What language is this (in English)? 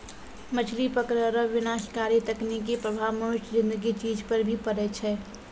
Maithili